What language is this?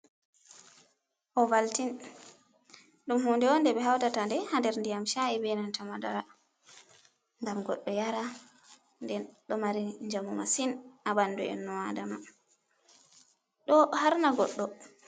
Fula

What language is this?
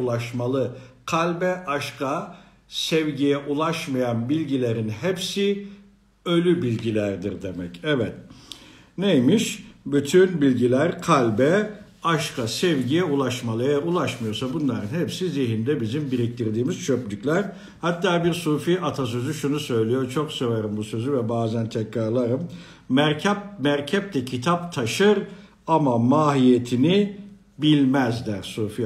Turkish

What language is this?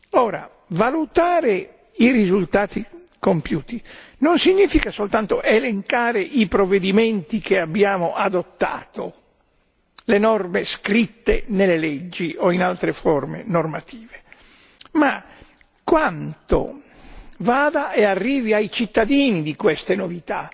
Italian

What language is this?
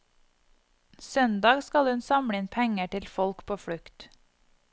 Norwegian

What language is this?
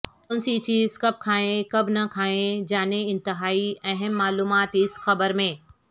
Urdu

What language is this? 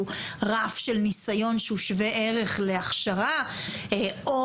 Hebrew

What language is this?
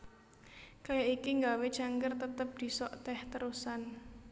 Javanese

